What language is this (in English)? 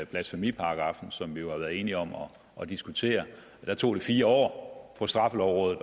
Danish